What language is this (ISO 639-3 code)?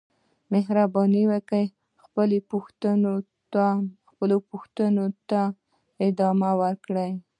pus